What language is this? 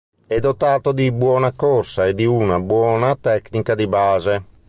Italian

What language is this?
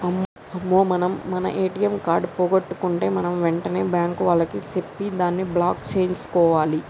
Telugu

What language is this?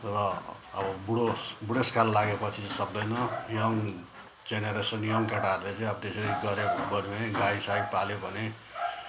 Nepali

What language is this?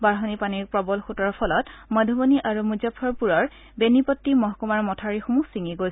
Assamese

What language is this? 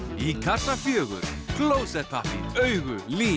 Icelandic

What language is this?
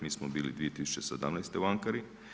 Croatian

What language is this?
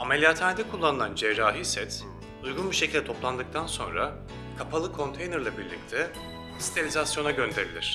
Turkish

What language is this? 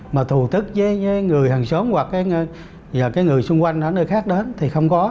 Vietnamese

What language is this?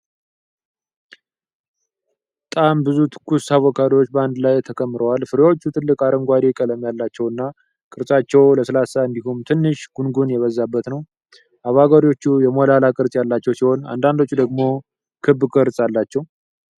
Amharic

